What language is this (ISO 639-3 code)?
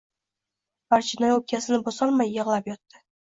uzb